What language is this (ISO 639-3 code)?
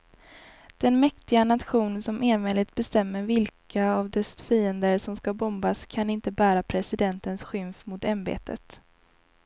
swe